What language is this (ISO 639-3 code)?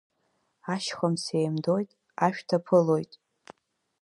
abk